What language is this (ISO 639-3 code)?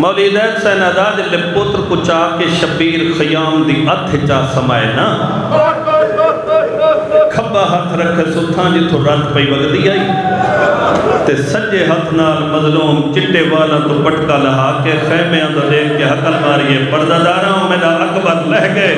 pan